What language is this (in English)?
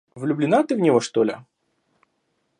Russian